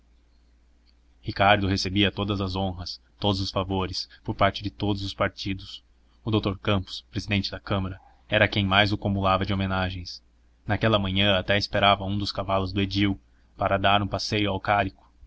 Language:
Portuguese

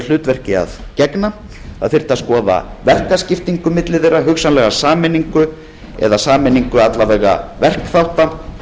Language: Icelandic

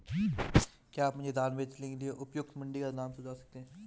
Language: Hindi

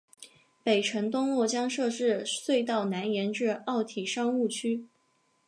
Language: Chinese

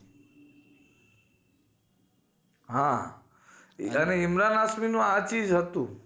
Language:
Gujarati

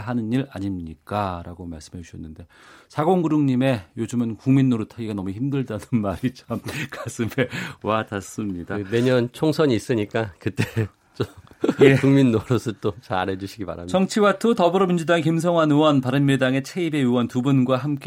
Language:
Korean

